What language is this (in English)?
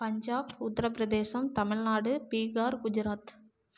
Tamil